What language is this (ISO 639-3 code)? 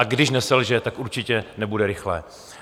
ces